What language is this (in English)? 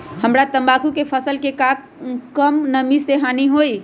Magahi